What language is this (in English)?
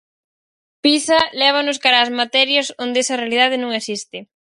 Galician